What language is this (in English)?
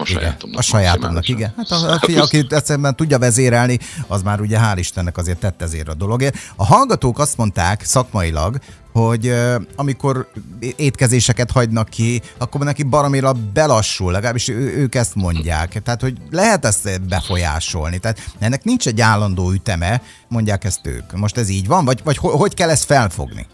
Hungarian